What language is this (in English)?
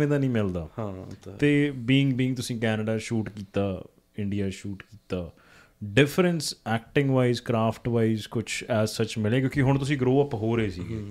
Punjabi